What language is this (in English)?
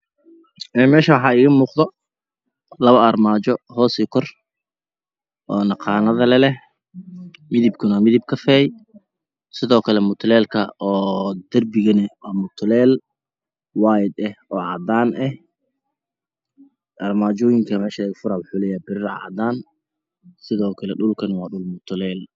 Somali